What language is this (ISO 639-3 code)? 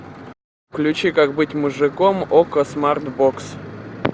rus